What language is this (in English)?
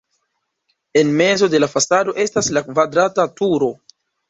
Esperanto